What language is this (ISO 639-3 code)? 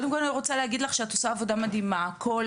heb